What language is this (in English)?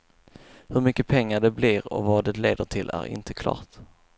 Swedish